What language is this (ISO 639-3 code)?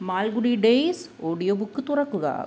mal